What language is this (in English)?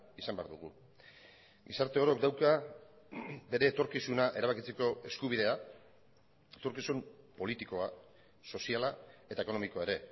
Basque